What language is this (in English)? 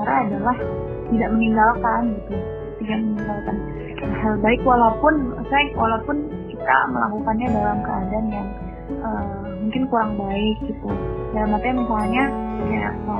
Indonesian